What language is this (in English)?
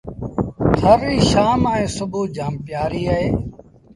Sindhi Bhil